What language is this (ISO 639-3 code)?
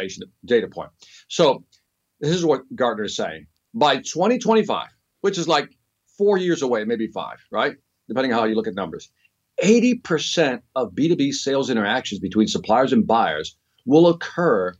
eng